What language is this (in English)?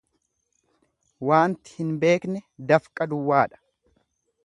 Oromo